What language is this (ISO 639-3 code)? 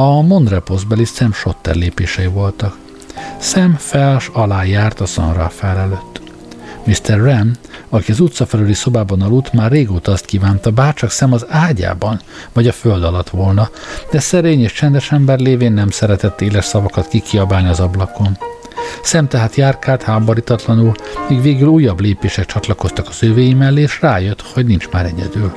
hun